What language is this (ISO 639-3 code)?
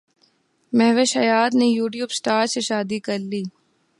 urd